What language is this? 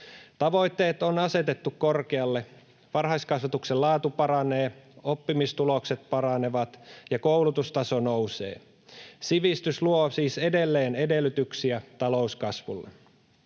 Finnish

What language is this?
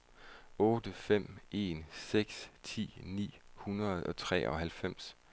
Danish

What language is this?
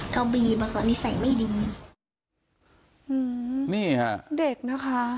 Thai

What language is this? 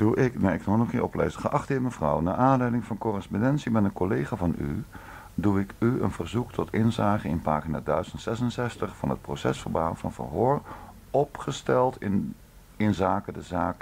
Dutch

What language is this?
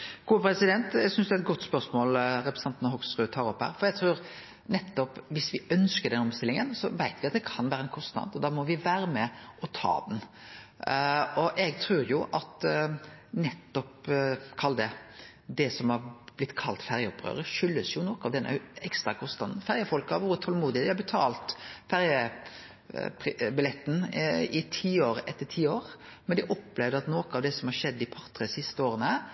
Norwegian Nynorsk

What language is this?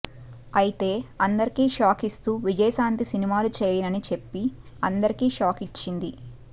Telugu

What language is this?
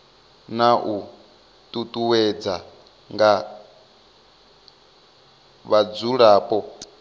Venda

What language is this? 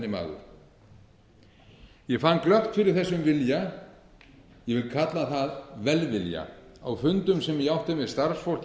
Icelandic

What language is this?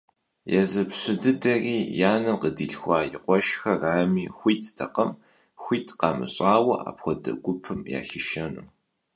Kabardian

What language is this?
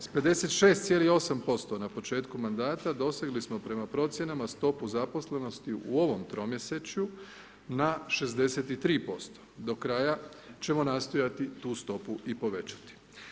Croatian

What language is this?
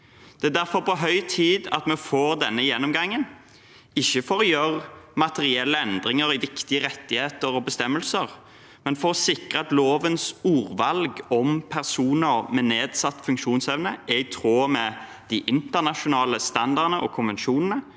Norwegian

